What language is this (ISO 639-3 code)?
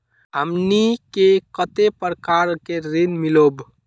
mag